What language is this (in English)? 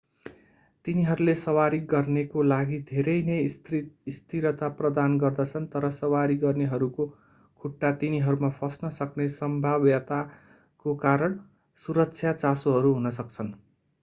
Nepali